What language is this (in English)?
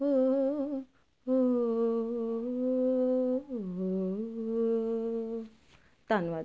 Punjabi